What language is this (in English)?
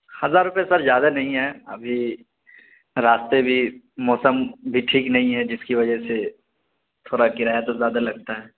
Urdu